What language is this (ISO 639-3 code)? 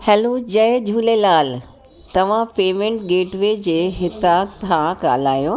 snd